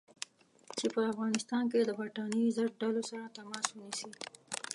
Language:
Pashto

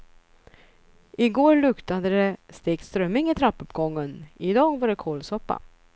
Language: Swedish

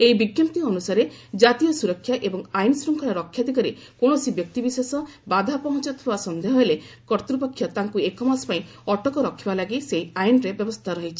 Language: Odia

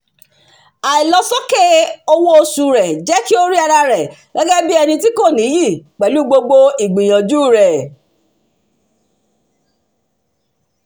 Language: Yoruba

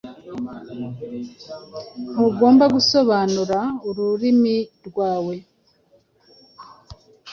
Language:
Kinyarwanda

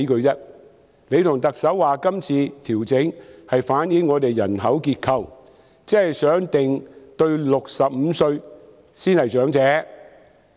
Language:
Cantonese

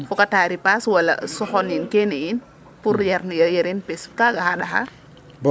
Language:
Serer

